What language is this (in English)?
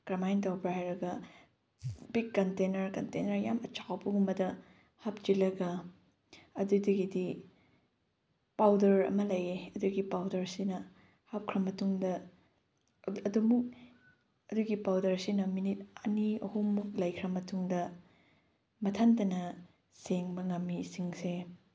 Manipuri